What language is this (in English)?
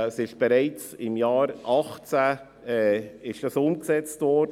Swiss German